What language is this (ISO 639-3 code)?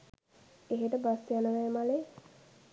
sin